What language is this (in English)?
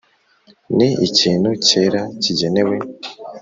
Kinyarwanda